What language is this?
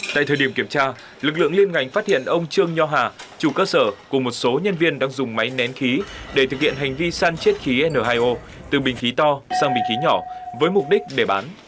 Vietnamese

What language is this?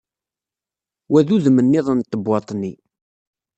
Kabyle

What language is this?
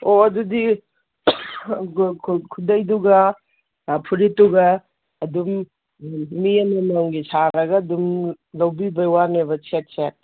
Manipuri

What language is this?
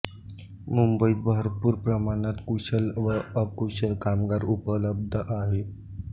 Marathi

